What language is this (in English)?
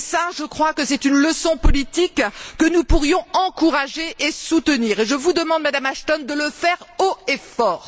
French